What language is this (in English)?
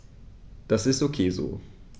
German